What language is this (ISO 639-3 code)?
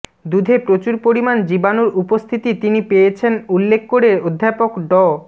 ben